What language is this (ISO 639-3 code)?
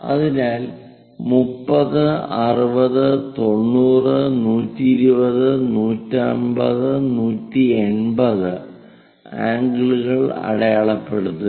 mal